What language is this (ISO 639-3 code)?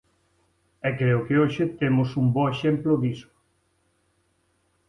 glg